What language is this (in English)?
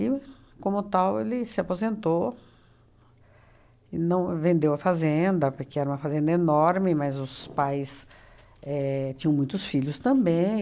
Portuguese